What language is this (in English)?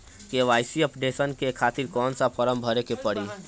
Bhojpuri